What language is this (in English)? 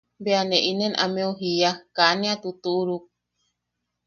Yaqui